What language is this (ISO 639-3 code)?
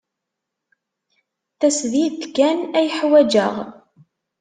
kab